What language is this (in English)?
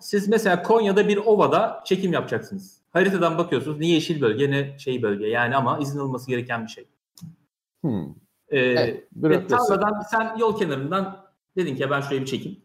Turkish